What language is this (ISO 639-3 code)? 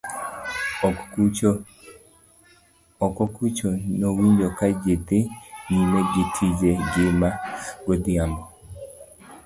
luo